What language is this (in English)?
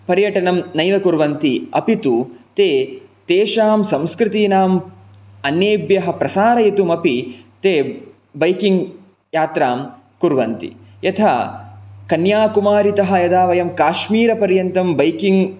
Sanskrit